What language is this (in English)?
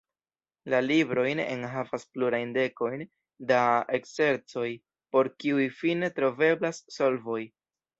Esperanto